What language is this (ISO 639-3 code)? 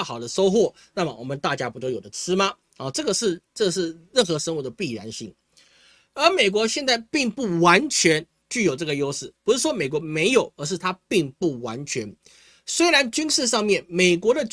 zho